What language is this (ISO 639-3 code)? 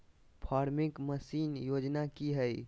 mag